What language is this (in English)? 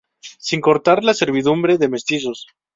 Spanish